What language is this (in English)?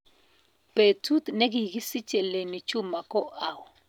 Kalenjin